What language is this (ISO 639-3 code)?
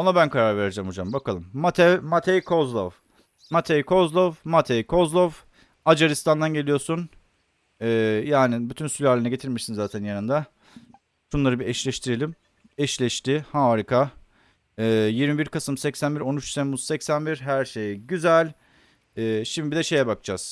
tur